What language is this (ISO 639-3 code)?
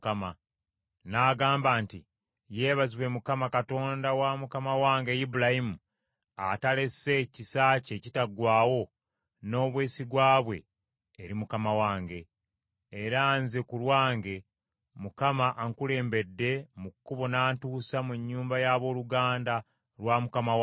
lug